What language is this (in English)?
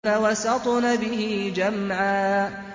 Arabic